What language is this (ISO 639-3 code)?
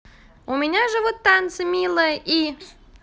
rus